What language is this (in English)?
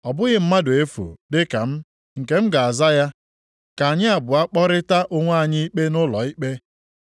Igbo